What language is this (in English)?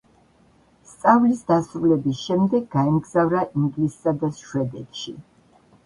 Georgian